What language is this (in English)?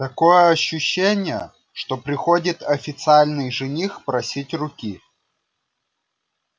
Russian